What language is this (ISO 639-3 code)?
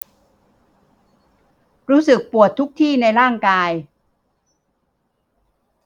tha